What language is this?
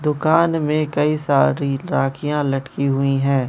Hindi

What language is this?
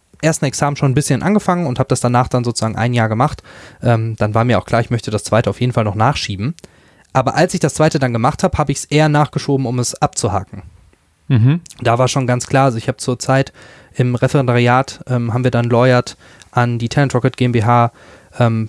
German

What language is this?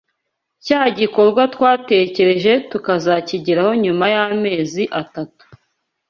Kinyarwanda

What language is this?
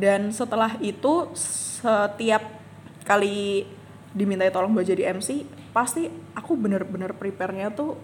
Indonesian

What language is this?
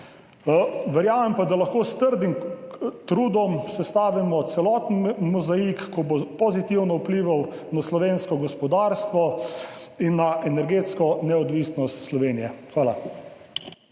Slovenian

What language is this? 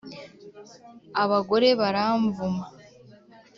Kinyarwanda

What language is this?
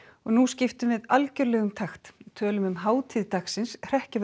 Icelandic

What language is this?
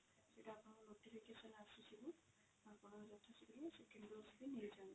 Odia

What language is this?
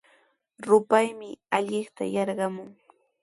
Sihuas Ancash Quechua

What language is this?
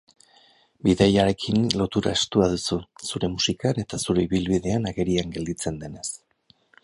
Basque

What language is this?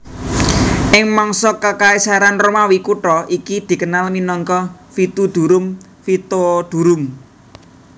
Javanese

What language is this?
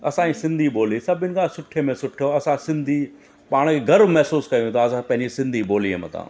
Sindhi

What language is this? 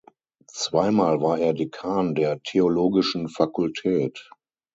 German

